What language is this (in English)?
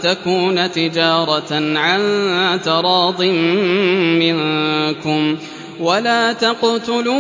Arabic